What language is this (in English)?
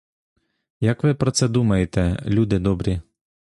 Ukrainian